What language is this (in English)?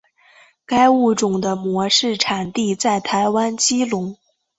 Chinese